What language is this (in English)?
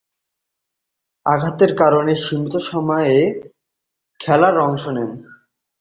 Bangla